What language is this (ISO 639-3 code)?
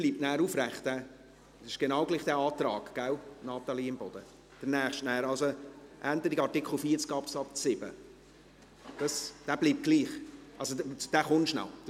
gsw